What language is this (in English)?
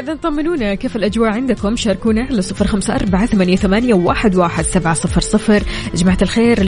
Arabic